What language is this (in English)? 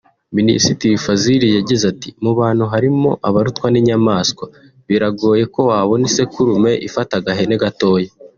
Kinyarwanda